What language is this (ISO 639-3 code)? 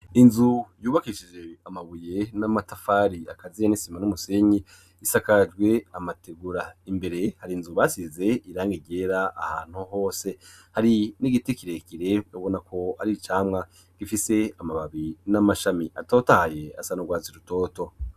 run